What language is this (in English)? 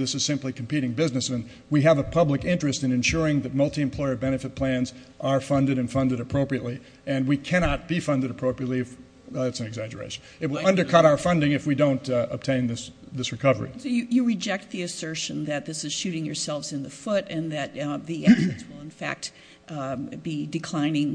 English